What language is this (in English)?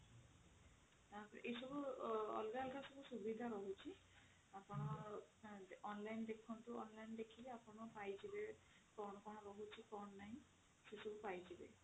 Odia